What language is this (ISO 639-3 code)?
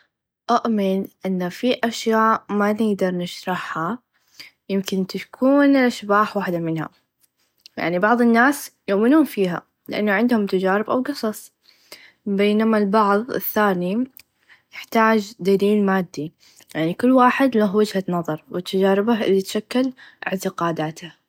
ars